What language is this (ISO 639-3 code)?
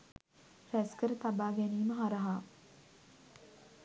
sin